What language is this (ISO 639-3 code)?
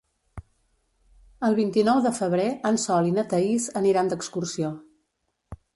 cat